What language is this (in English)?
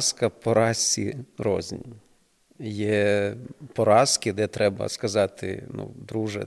Ukrainian